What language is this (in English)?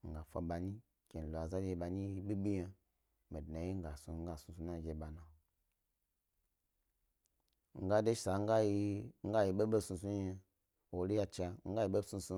Gbari